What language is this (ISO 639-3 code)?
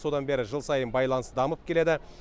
kaz